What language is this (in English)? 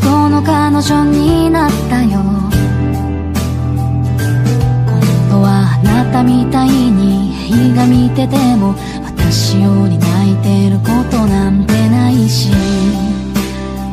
Korean